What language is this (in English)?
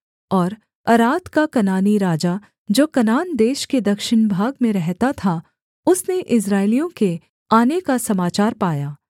Hindi